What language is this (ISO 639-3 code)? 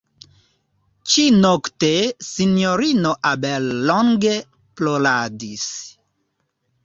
epo